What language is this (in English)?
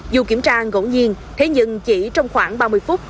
Vietnamese